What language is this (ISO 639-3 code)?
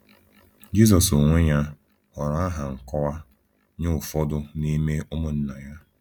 ibo